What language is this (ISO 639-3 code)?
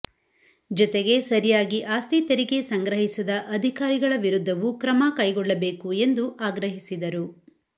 kan